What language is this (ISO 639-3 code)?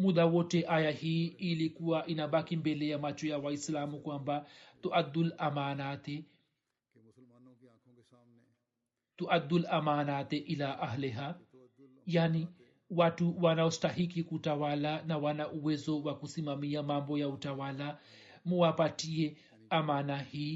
swa